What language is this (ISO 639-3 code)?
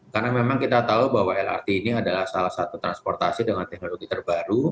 ind